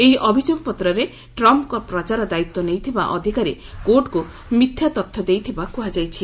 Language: Odia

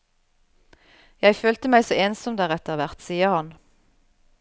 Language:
Norwegian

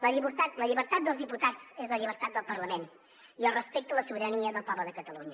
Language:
Catalan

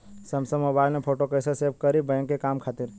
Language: Bhojpuri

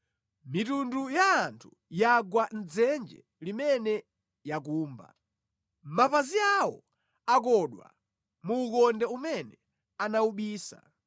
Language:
Nyanja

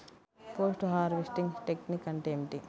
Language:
Telugu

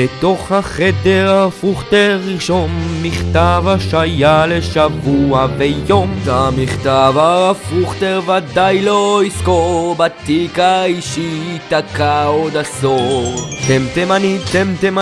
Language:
Hebrew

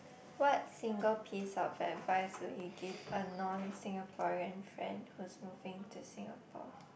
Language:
English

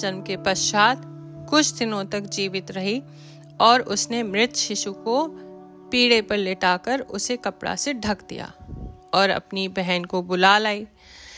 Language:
Hindi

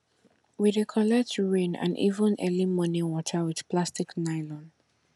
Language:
Nigerian Pidgin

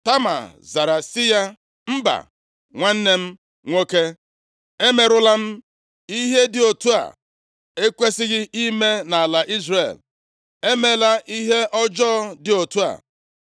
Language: Igbo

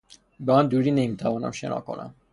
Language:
Persian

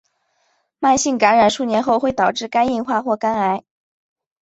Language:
Chinese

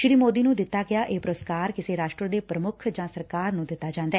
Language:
Punjabi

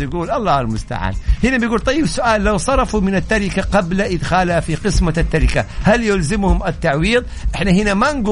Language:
Arabic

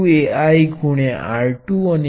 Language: Gujarati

